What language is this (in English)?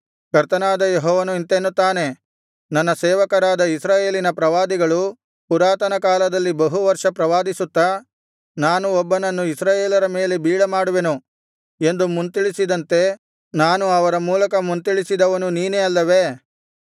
Kannada